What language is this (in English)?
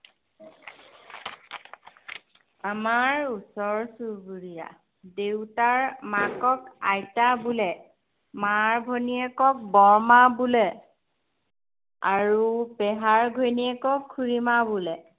Assamese